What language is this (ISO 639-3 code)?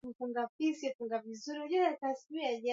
swa